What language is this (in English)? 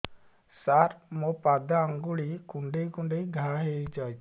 Odia